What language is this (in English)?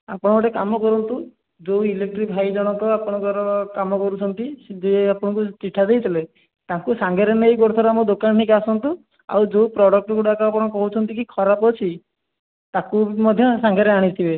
Odia